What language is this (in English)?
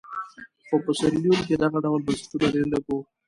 Pashto